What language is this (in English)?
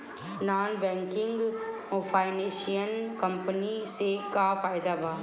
Bhojpuri